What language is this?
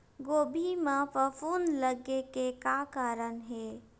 Chhattisgarhi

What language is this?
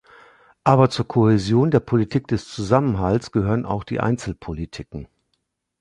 German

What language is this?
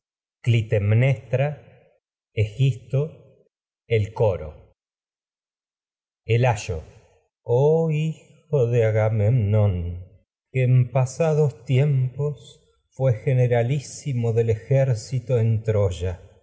Spanish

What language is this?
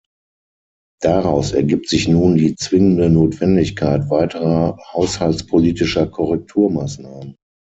German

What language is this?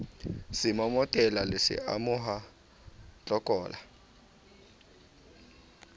Southern Sotho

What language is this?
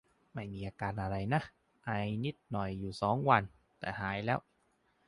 Thai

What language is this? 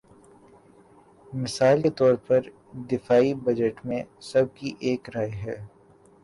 Urdu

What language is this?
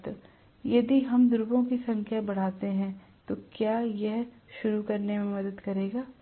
Hindi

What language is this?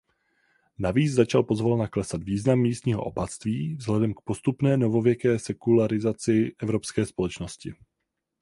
Czech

